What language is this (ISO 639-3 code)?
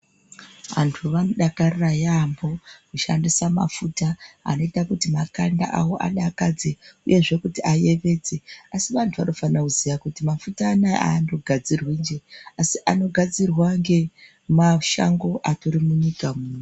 ndc